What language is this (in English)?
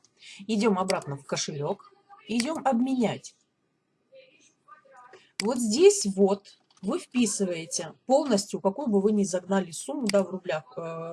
Russian